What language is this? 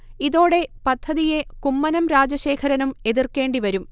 Malayalam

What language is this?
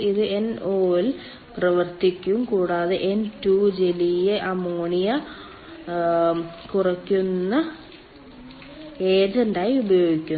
Malayalam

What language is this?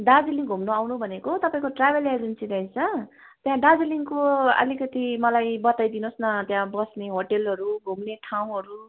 Nepali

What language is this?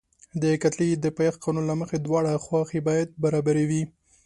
Pashto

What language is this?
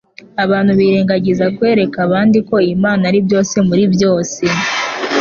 Kinyarwanda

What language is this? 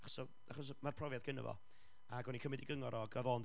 Welsh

